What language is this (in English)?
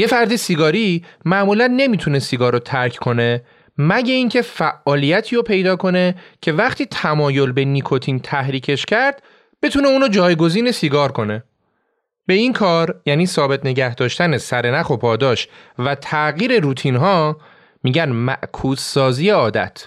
Persian